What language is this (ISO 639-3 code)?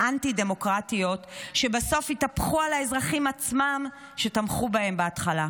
heb